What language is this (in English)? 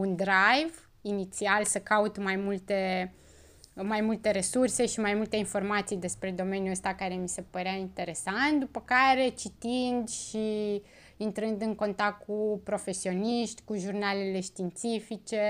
Romanian